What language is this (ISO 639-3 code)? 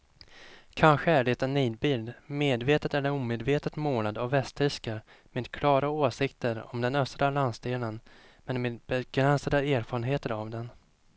swe